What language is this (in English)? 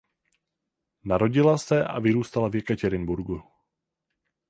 Czech